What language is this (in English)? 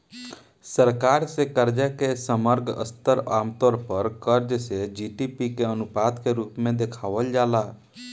Bhojpuri